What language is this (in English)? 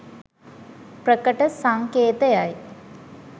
Sinhala